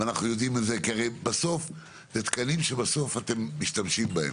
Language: Hebrew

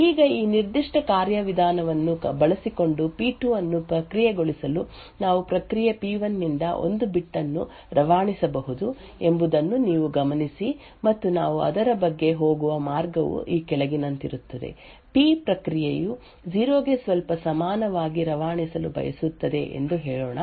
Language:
Kannada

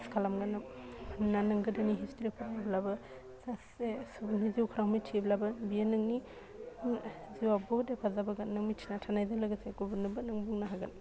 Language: Bodo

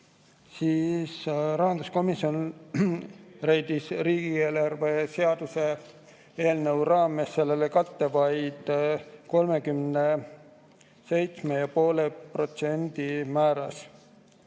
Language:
Estonian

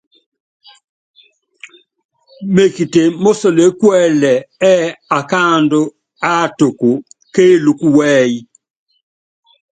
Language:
Yangben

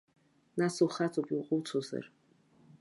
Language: Abkhazian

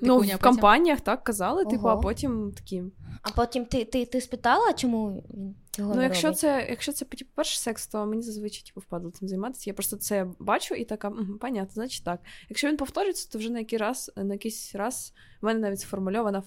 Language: Ukrainian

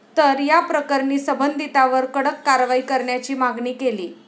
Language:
Marathi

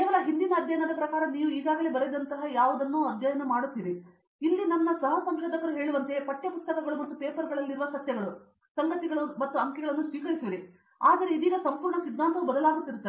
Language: Kannada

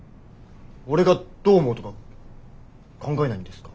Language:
Japanese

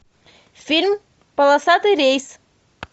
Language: Russian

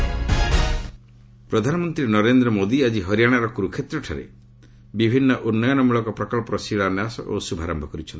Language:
Odia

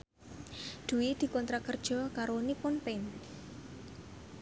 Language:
Javanese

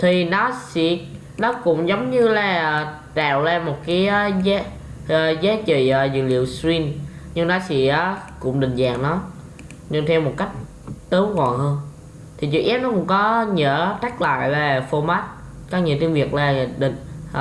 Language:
Vietnamese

